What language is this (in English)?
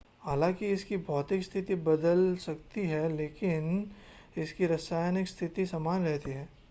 Hindi